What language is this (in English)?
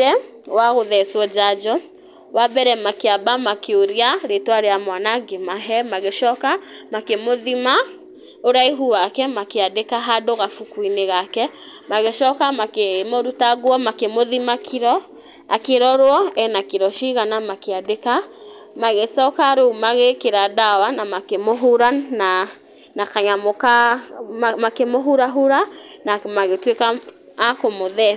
Kikuyu